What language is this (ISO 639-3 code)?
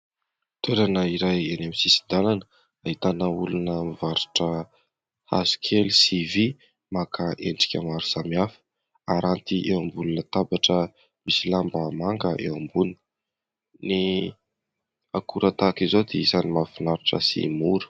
mlg